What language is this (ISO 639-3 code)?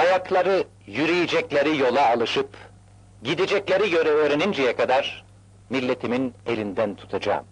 tur